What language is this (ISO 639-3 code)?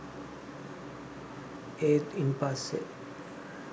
sin